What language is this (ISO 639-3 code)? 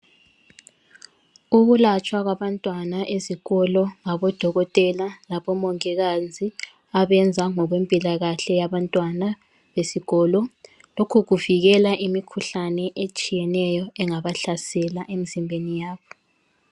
nde